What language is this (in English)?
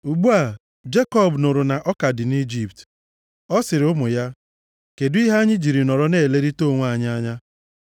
Igbo